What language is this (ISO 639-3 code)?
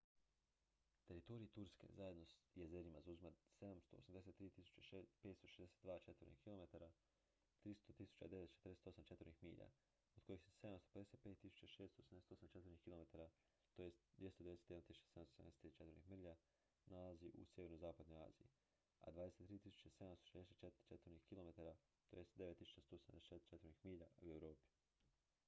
hrv